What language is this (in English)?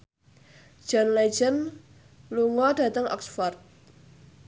Javanese